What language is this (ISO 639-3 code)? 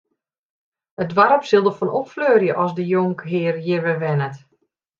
fry